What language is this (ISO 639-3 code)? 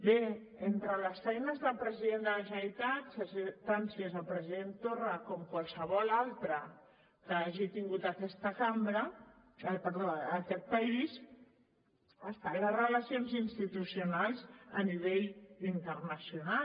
cat